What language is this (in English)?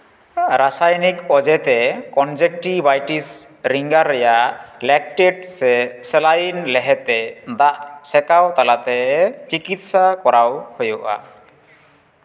Santali